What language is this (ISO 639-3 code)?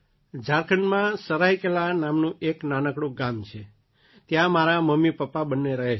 guj